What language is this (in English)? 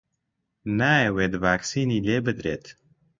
Central Kurdish